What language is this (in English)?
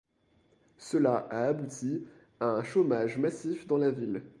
French